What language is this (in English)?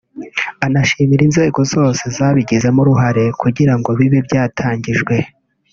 Kinyarwanda